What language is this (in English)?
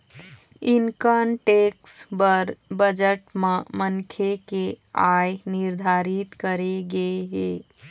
Chhattisgarhi